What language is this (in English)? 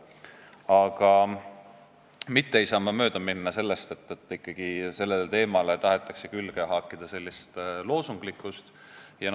Estonian